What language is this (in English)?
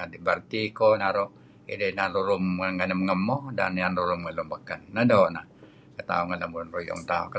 Kelabit